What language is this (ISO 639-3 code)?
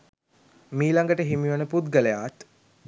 sin